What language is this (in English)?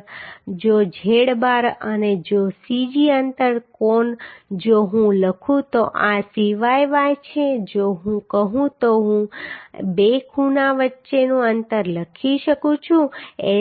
Gujarati